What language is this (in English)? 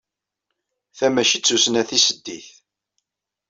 Kabyle